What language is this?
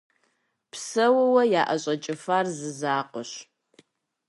Kabardian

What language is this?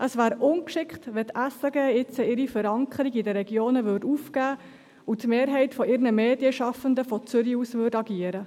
Swiss German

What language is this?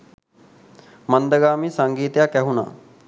Sinhala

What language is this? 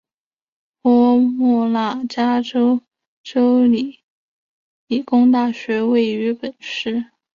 Chinese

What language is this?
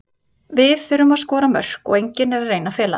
Icelandic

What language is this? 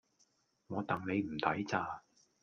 Cantonese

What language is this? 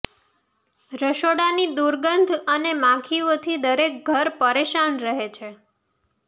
Gujarati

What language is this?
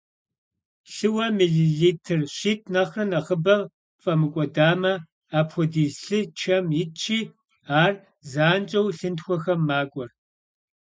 Kabardian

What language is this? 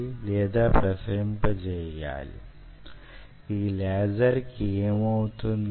Telugu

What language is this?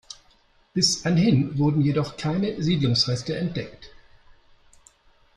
German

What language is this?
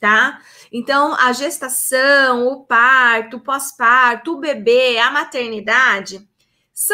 Portuguese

